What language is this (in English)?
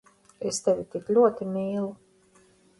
Latvian